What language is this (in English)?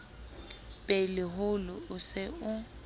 Southern Sotho